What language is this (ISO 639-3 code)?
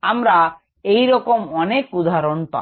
ben